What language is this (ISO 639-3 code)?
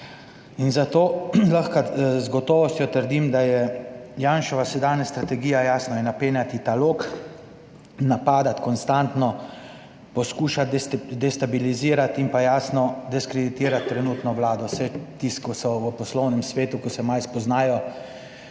slv